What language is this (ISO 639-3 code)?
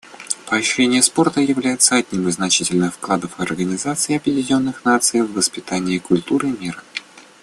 rus